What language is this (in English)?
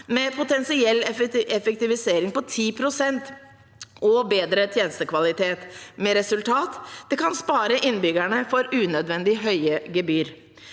Norwegian